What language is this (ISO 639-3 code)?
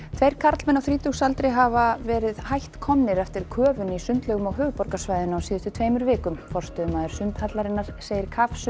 isl